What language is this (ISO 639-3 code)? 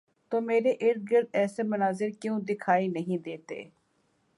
urd